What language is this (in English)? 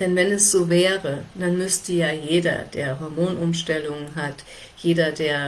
German